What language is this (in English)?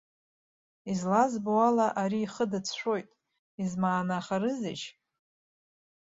Abkhazian